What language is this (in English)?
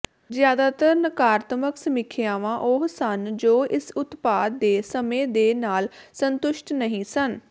Punjabi